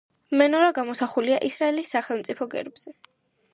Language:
Georgian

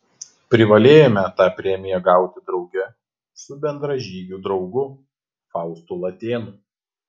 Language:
Lithuanian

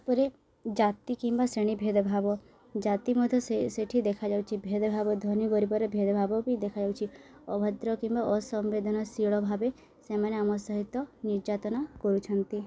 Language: Odia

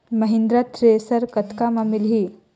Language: Chhattisgarhi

